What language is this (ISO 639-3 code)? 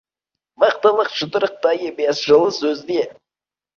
kaz